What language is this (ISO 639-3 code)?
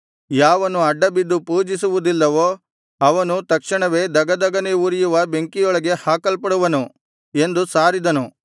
kan